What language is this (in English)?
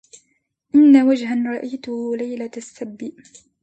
Arabic